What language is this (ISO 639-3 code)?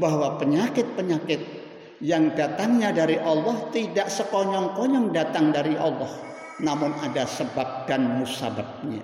ind